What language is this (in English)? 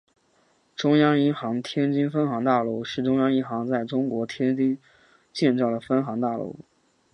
Chinese